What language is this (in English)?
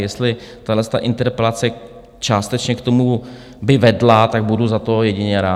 Czech